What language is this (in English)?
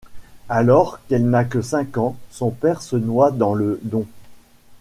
French